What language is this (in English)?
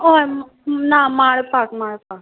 Konkani